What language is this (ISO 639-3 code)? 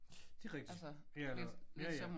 dan